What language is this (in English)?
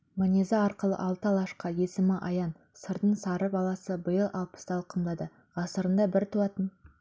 Kazakh